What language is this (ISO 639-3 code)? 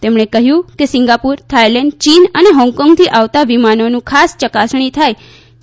guj